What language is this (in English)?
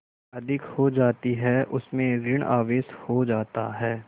Hindi